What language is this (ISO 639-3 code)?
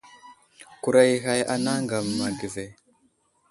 udl